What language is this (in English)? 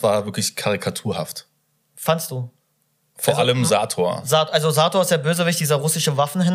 German